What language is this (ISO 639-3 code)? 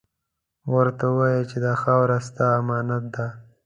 pus